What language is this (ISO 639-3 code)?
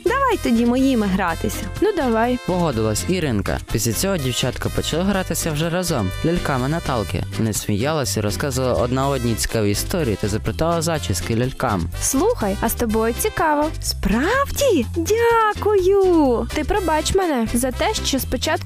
ukr